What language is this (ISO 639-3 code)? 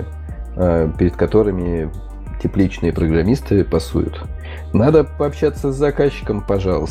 rus